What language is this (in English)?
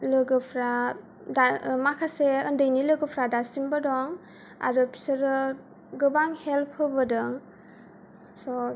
Bodo